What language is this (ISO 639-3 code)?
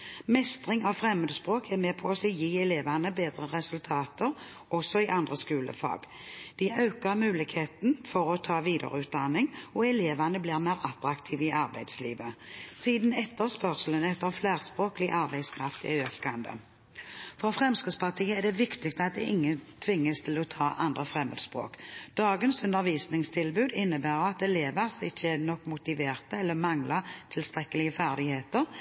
nob